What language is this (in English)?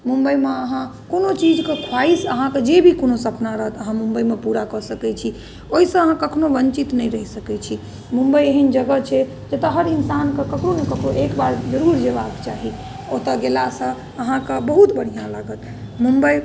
Maithili